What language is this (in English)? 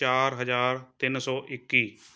Punjabi